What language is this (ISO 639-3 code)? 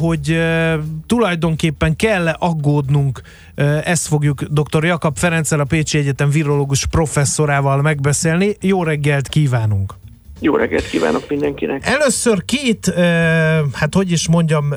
hun